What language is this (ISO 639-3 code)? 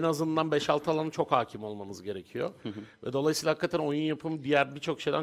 tur